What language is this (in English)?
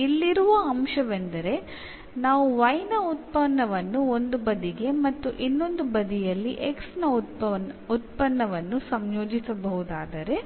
Kannada